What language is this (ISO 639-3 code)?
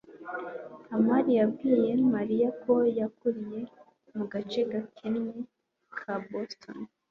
kin